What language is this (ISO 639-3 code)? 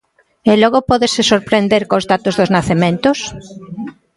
glg